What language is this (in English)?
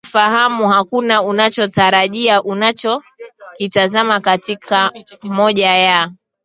Swahili